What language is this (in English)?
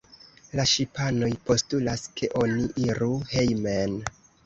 Esperanto